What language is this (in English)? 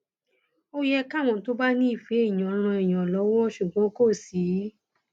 Yoruba